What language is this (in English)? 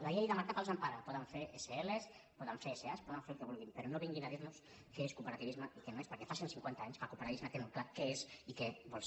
Catalan